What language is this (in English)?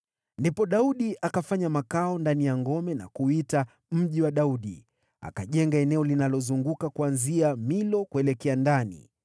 Swahili